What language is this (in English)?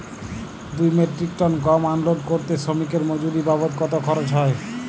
Bangla